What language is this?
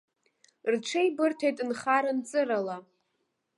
Abkhazian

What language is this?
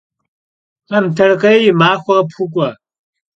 Kabardian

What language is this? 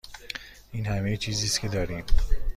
Persian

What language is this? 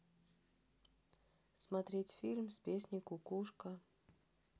Russian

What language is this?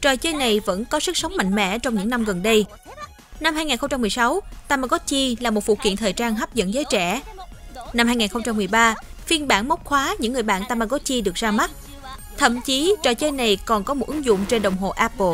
Vietnamese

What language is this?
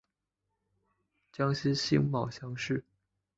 Chinese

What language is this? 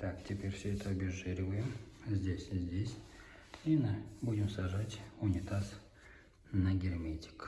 Russian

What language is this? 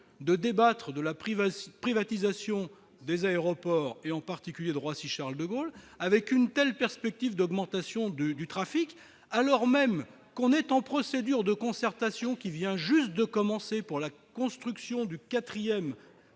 French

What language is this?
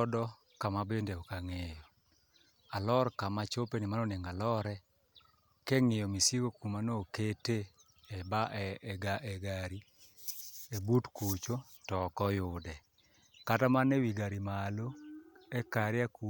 Luo (Kenya and Tanzania)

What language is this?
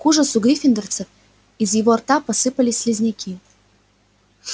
Russian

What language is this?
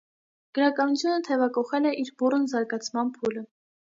Armenian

